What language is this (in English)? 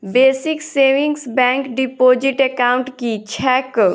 Maithili